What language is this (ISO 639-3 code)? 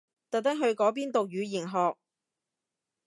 yue